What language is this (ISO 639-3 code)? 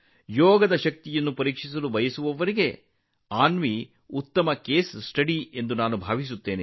kan